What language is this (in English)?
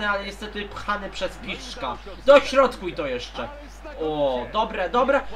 Polish